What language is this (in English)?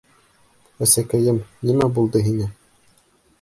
Bashkir